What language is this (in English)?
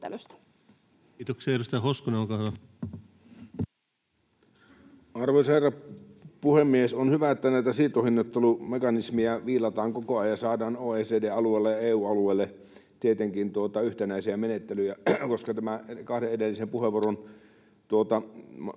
Finnish